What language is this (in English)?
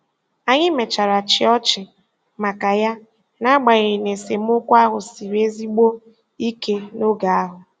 Igbo